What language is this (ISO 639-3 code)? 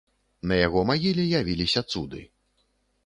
bel